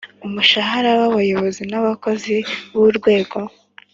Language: Kinyarwanda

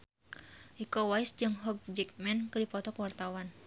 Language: Sundanese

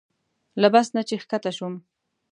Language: Pashto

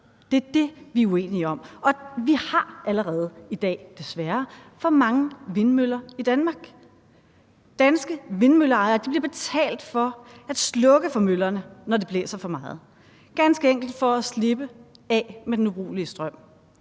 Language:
Danish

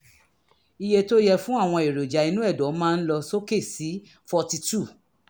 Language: Yoruba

